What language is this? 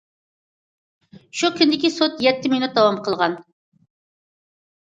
Uyghur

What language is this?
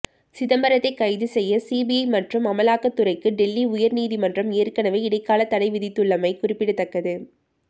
Tamil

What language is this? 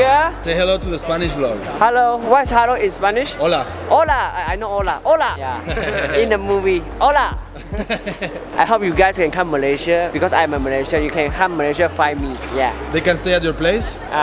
Spanish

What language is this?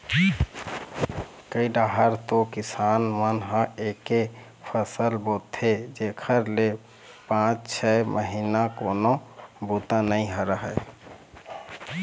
Chhattisgarhi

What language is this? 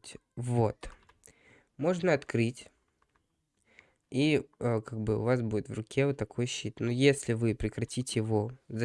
Russian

